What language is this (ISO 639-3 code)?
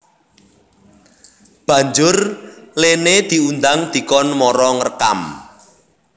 jav